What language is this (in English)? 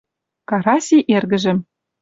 Western Mari